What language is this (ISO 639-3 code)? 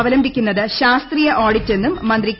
mal